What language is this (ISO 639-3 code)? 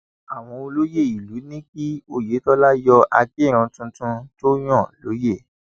yor